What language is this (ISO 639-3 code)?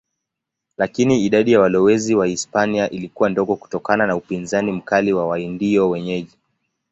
swa